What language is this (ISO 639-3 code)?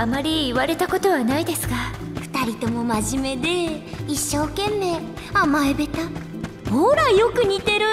jpn